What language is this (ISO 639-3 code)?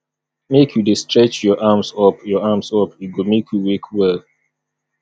pcm